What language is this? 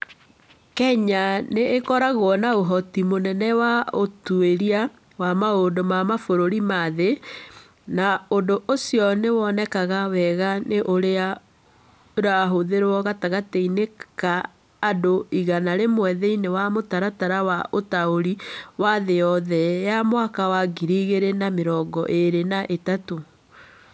Kikuyu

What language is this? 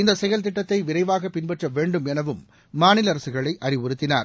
Tamil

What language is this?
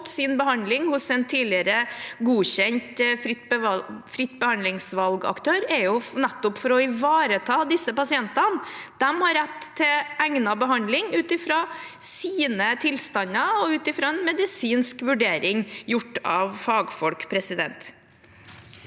Norwegian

